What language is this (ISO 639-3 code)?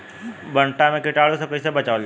bho